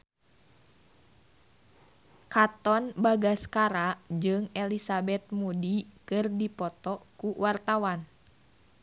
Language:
Sundanese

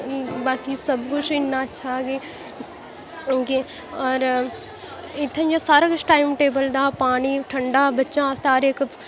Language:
Dogri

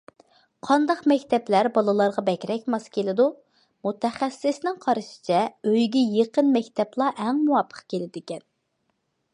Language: Uyghur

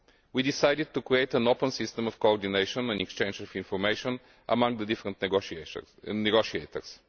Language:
English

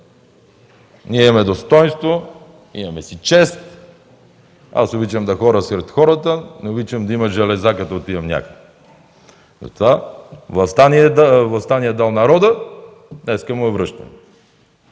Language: Bulgarian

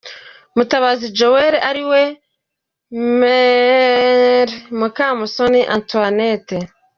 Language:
Kinyarwanda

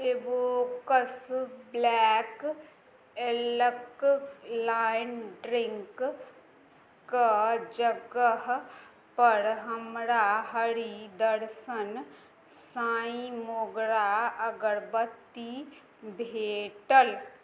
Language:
Maithili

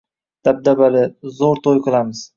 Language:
Uzbek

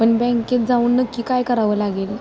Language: Marathi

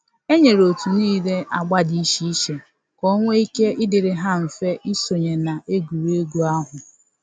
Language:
Igbo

